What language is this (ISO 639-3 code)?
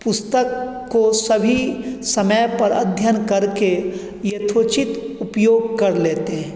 hin